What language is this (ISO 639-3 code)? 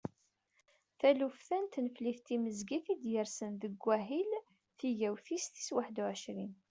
kab